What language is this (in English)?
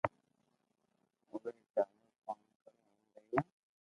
Loarki